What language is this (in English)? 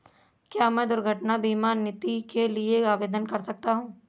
Hindi